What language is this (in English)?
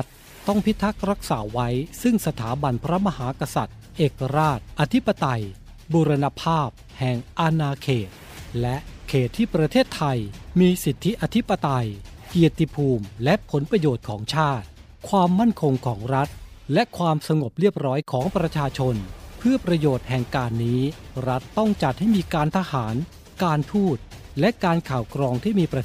Thai